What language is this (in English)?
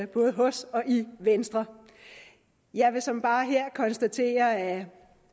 Danish